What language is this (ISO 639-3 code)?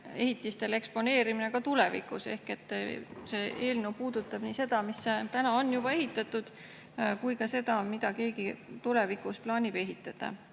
est